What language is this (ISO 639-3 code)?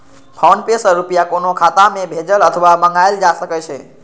mai